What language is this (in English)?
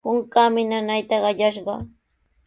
Sihuas Ancash Quechua